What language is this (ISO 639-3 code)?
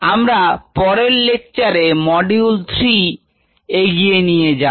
ben